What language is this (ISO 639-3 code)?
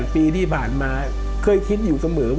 tha